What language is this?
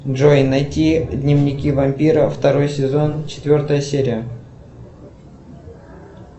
Russian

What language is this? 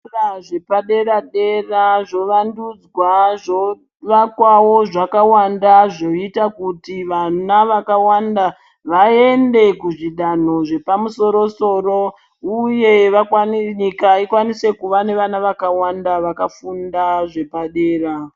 Ndau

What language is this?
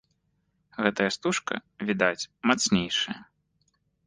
Belarusian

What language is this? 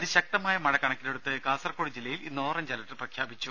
Malayalam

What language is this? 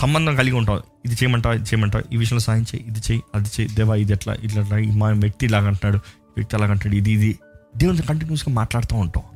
Telugu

